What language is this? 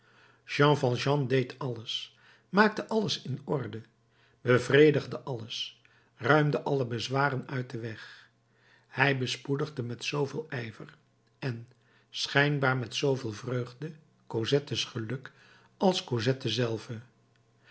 Dutch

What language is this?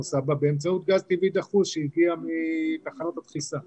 Hebrew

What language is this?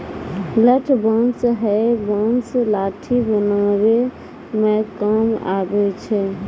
Maithili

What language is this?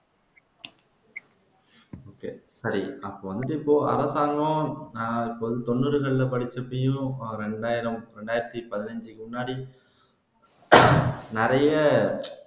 Tamil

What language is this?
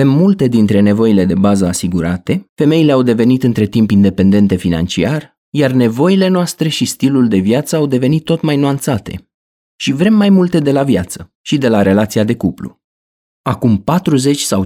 Romanian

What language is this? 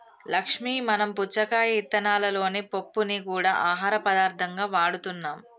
Telugu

